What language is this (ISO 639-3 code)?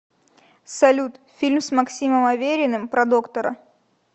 rus